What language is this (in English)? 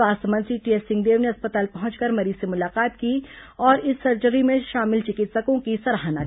Hindi